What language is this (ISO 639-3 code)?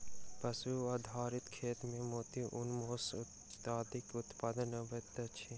mai